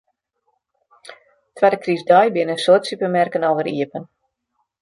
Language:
Western Frisian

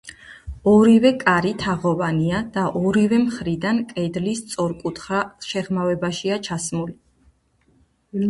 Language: Georgian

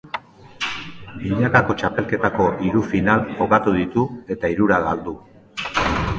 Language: Basque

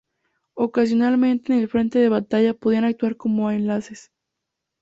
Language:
Spanish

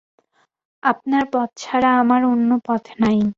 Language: Bangla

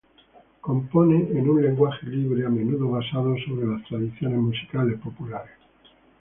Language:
Spanish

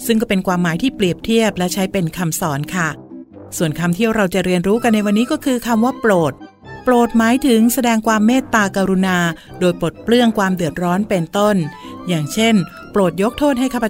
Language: Thai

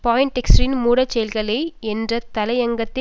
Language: Tamil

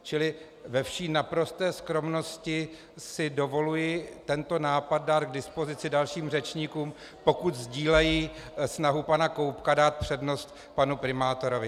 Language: Czech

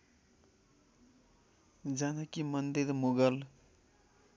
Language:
Nepali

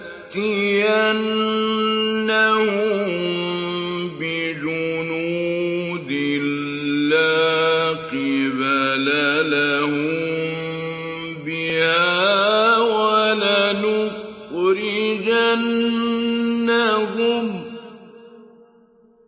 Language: Arabic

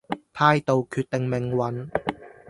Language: Cantonese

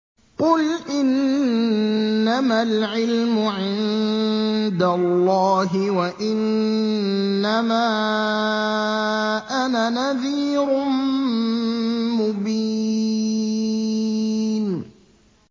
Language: Arabic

